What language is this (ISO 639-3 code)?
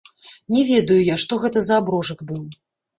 bel